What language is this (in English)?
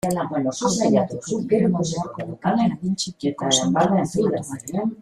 Basque